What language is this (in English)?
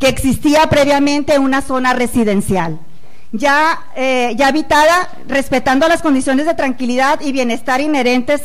Spanish